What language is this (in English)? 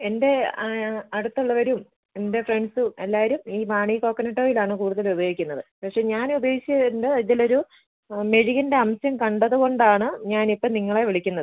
Malayalam